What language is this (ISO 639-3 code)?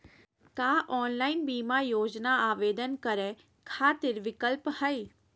mag